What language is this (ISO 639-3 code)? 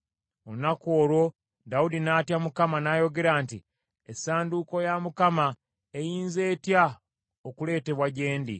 lug